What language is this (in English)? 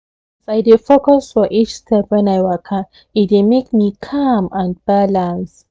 Nigerian Pidgin